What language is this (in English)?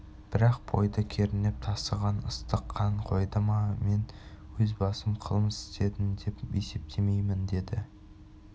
Kazakh